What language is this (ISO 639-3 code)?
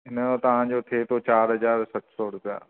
snd